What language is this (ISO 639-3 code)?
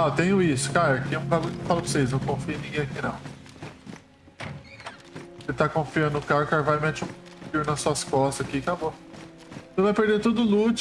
por